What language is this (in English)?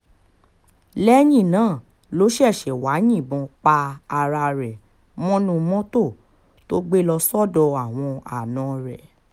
Yoruba